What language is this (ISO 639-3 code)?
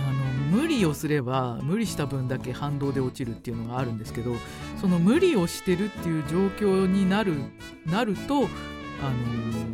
jpn